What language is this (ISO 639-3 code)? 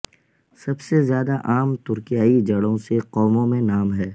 urd